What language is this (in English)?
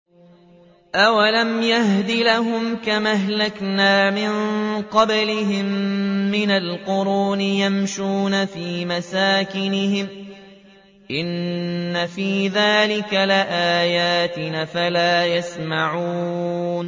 Arabic